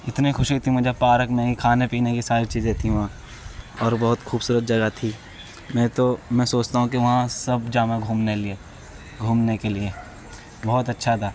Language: Urdu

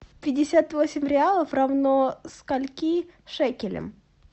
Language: Russian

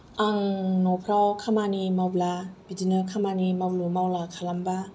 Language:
Bodo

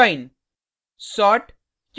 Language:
Hindi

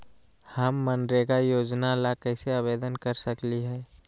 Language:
Magahi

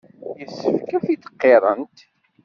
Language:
Kabyle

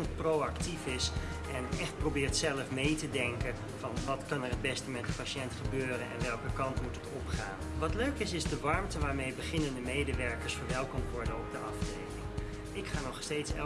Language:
Dutch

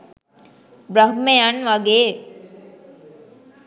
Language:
Sinhala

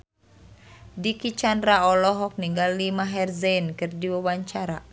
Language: Sundanese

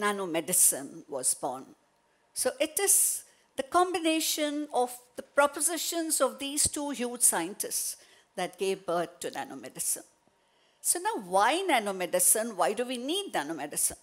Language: English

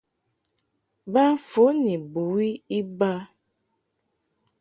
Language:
Mungaka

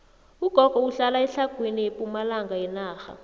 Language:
South Ndebele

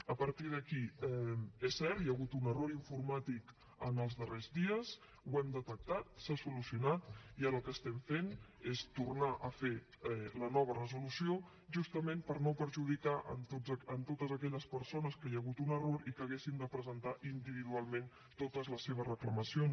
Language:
Catalan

